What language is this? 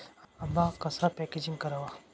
Marathi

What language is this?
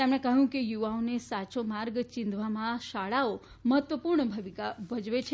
Gujarati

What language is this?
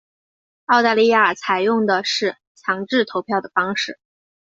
Chinese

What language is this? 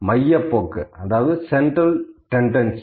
Tamil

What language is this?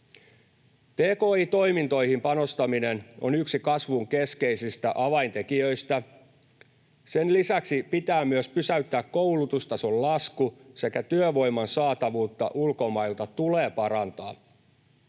Finnish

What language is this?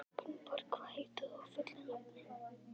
Icelandic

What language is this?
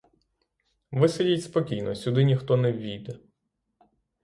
Ukrainian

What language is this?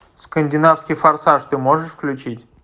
Russian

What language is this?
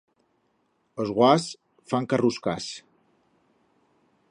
Aragonese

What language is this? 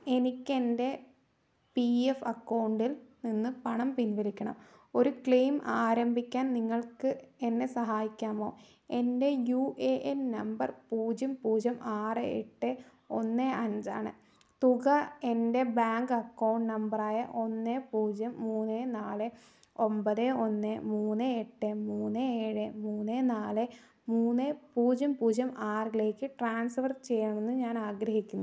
Malayalam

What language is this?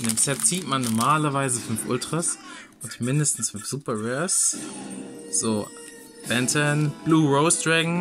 German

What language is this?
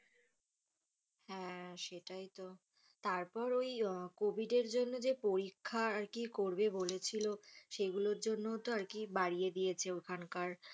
Bangla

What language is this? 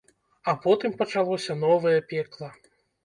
Belarusian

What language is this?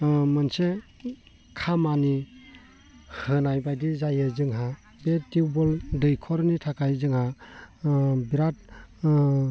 Bodo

